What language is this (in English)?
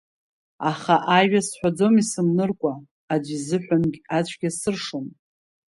Abkhazian